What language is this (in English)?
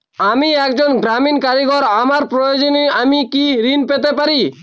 Bangla